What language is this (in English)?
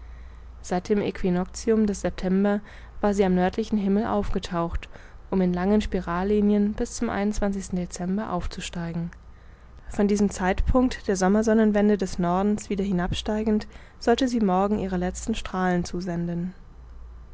German